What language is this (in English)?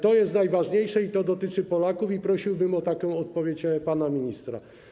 Polish